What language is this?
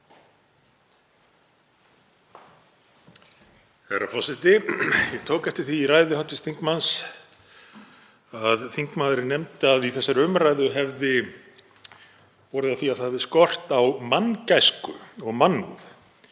Icelandic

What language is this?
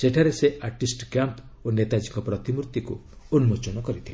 Odia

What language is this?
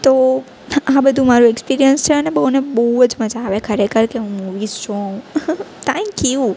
Gujarati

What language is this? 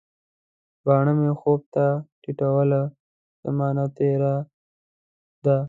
Pashto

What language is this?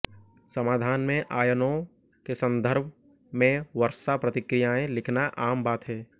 Hindi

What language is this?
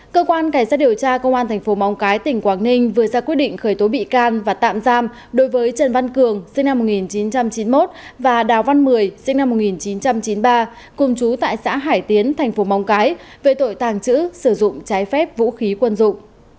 Vietnamese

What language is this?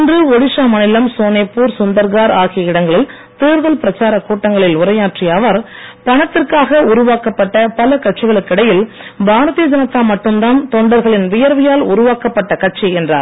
Tamil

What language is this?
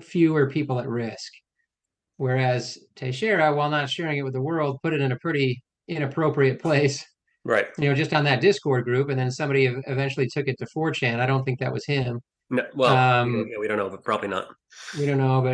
English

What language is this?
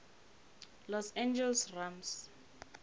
Northern Sotho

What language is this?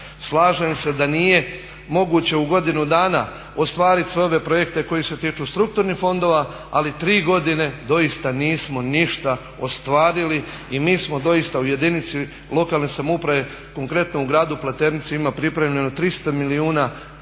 Croatian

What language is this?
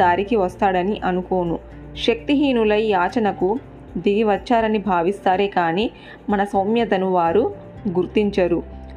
Telugu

